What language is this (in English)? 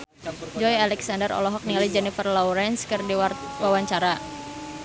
Sundanese